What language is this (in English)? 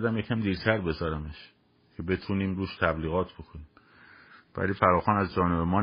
Persian